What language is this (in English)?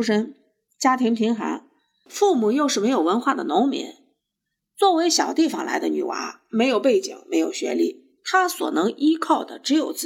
Chinese